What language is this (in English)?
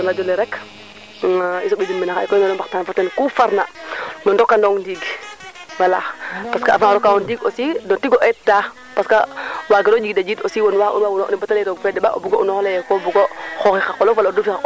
Serer